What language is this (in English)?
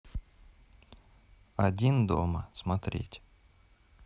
Russian